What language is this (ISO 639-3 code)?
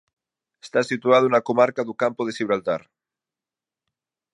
glg